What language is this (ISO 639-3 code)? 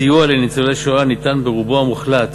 heb